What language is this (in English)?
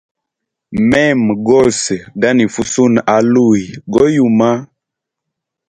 Hemba